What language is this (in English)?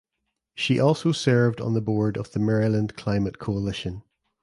English